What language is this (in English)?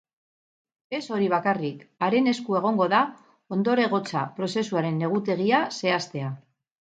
Basque